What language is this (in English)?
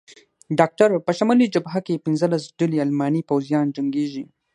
Pashto